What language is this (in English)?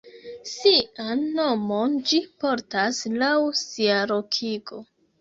Esperanto